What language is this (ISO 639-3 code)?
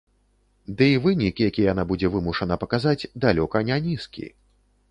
bel